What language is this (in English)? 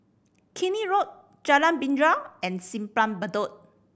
English